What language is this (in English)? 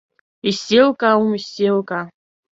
Abkhazian